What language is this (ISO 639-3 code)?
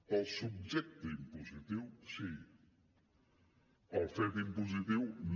cat